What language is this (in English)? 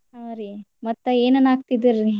Kannada